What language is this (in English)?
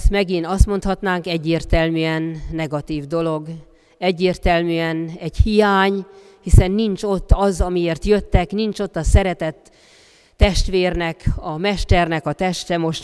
Hungarian